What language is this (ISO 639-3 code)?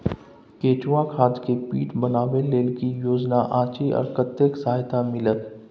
mai